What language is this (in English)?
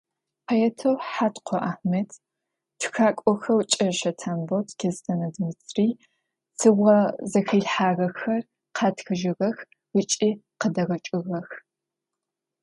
Adyghe